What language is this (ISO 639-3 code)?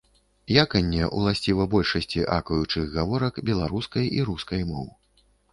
bel